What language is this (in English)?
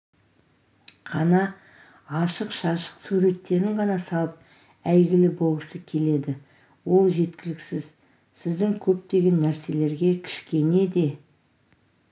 Kazakh